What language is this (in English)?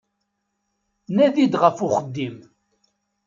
Kabyle